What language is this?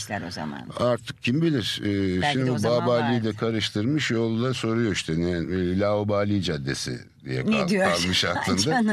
Turkish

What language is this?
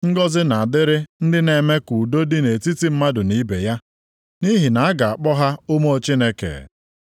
Igbo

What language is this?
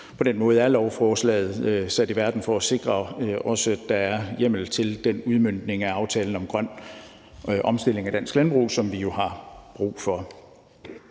Danish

